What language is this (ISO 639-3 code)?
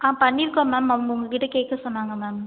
tam